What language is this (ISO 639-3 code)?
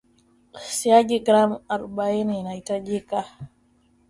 swa